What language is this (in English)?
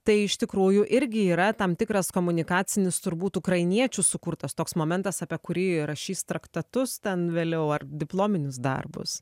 Lithuanian